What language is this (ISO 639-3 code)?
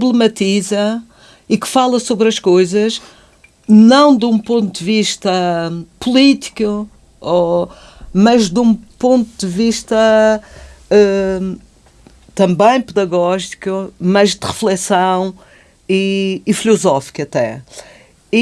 por